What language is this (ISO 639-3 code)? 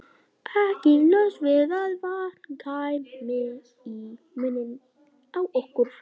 isl